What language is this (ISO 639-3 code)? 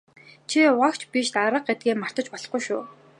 mon